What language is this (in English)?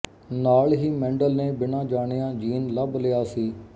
Punjabi